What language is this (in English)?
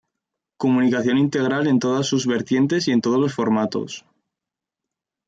Spanish